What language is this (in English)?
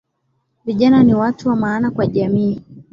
Swahili